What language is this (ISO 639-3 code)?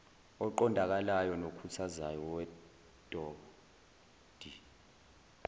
zul